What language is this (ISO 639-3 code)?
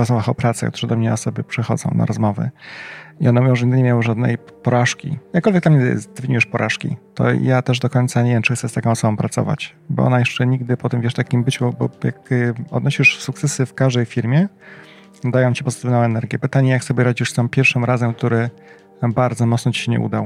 pol